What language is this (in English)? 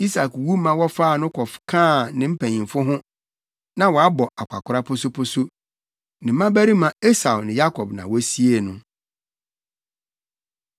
Akan